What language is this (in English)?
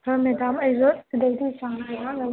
Manipuri